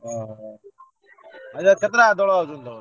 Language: Odia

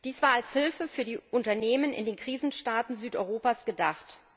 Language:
German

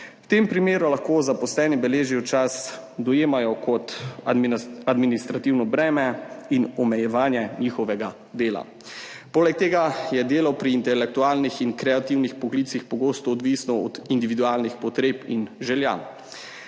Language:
Slovenian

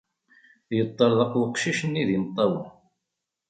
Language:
Kabyle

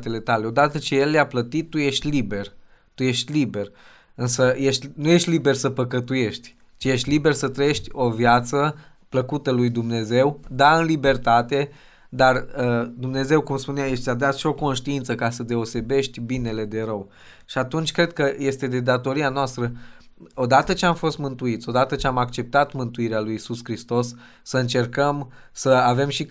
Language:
Romanian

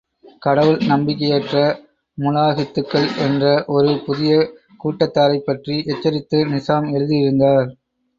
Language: Tamil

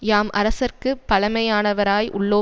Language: Tamil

